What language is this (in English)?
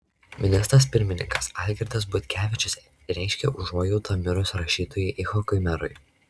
Lithuanian